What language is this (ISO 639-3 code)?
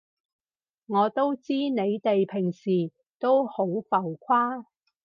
yue